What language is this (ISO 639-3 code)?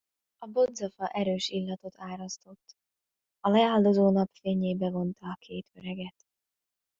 hun